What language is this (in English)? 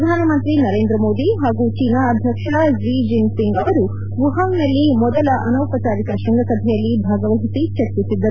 Kannada